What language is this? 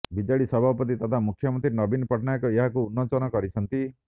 Odia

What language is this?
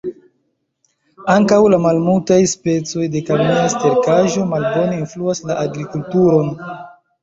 Esperanto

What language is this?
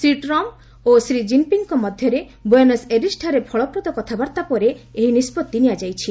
Odia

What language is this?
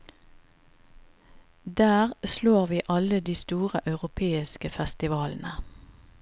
Norwegian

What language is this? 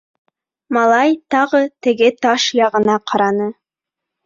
Bashkir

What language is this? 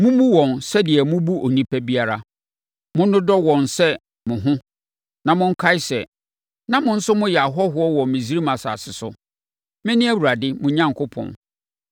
Akan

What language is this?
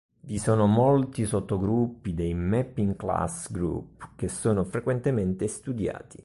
Italian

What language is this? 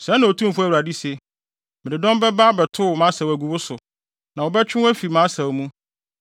Akan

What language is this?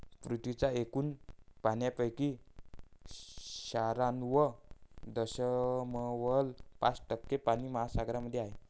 Marathi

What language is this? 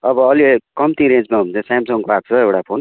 Nepali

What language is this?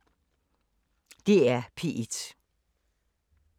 Danish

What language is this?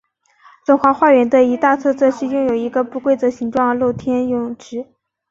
Chinese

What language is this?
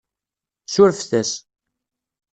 Kabyle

